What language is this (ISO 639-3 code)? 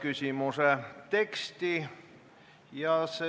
est